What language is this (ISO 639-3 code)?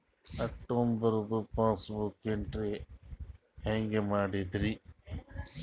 kan